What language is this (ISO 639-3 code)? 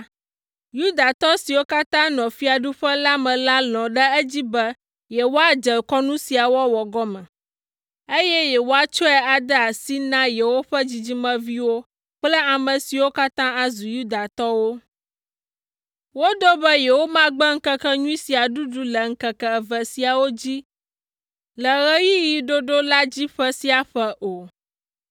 ewe